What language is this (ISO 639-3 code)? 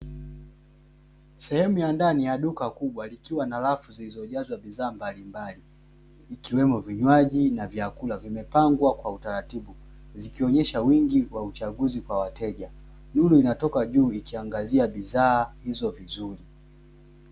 swa